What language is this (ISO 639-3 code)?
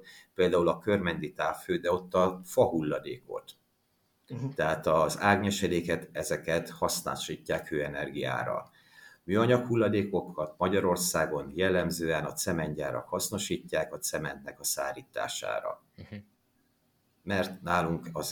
hun